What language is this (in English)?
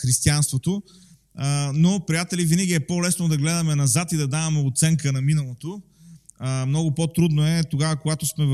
Bulgarian